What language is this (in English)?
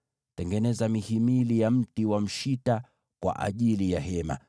Swahili